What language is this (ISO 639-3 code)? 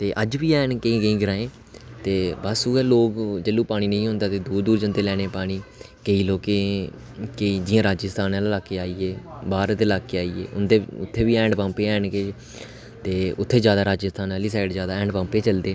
doi